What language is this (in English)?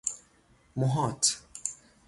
Persian